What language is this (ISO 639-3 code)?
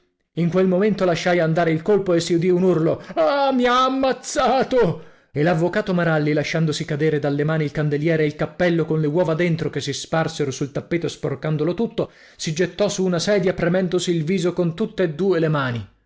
ita